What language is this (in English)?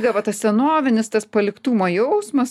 Lithuanian